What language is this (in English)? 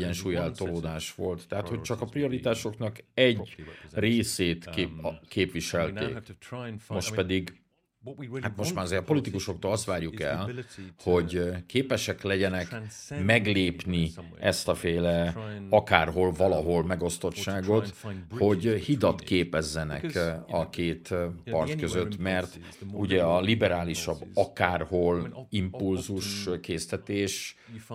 Hungarian